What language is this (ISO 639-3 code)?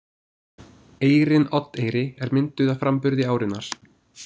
isl